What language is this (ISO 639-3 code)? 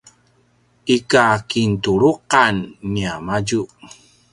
pwn